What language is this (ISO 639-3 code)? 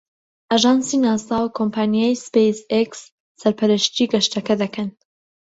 ckb